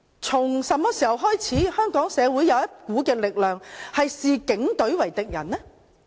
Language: Cantonese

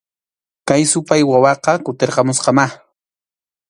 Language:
Arequipa-La Unión Quechua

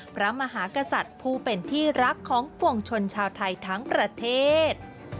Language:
Thai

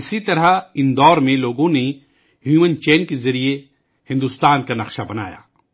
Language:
Urdu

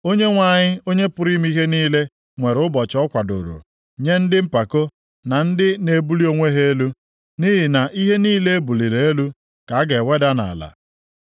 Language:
Igbo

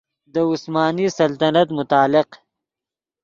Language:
Yidgha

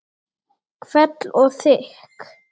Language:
Icelandic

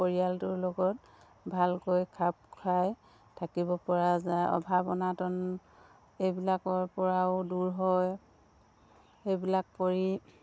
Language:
Assamese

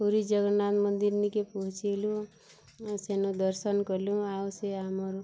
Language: Odia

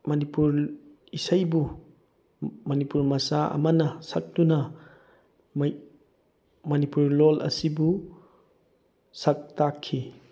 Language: Manipuri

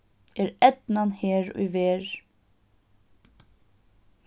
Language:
Faroese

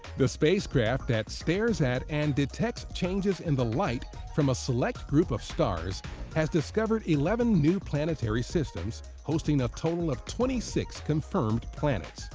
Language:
English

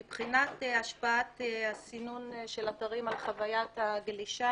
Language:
Hebrew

